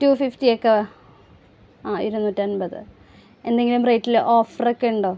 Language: Malayalam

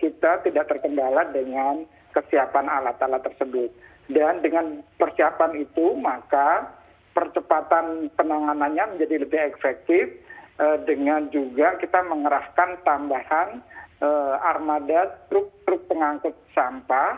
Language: Indonesian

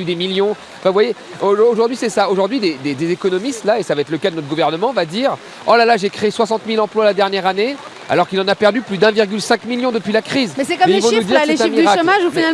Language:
French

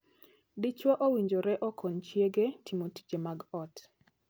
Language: Luo (Kenya and Tanzania)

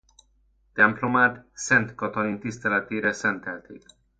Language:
Hungarian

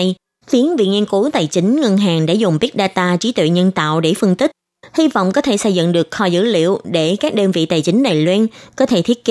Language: Vietnamese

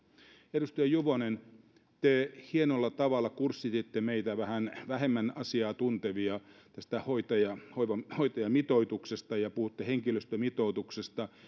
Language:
Finnish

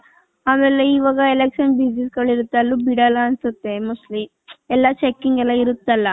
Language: Kannada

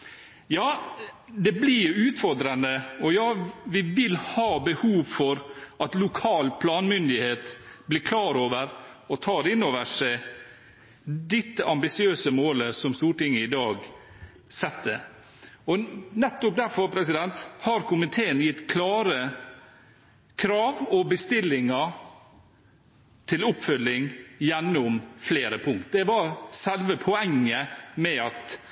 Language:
Norwegian Bokmål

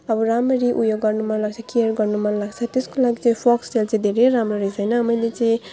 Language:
Nepali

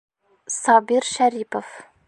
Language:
Bashkir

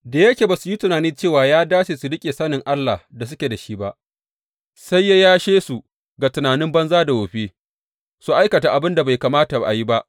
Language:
Hausa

